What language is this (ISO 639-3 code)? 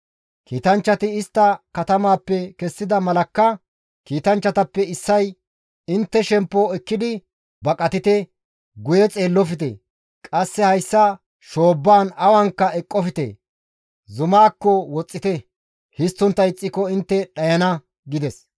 gmv